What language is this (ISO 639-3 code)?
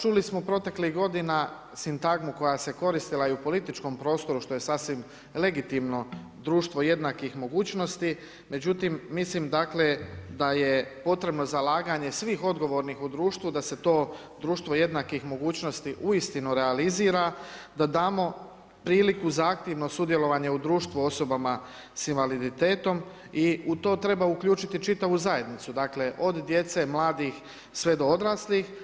hrv